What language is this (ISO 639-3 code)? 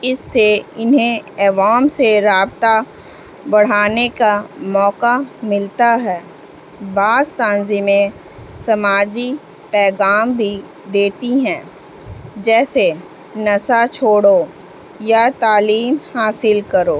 urd